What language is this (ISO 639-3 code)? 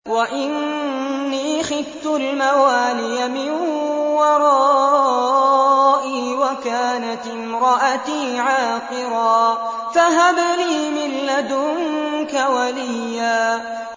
ara